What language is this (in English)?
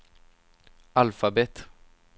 Swedish